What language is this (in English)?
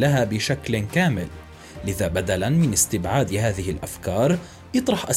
Arabic